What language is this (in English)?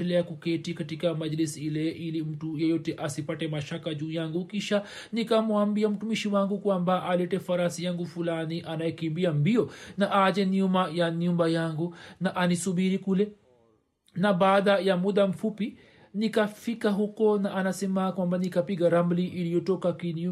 Swahili